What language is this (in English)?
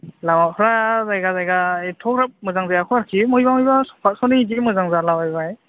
Bodo